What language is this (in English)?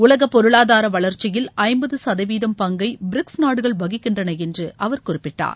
Tamil